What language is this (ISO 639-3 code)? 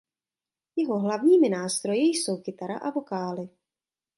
ces